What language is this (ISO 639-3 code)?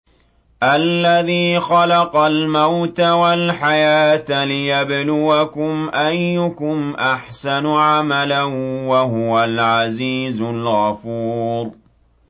ara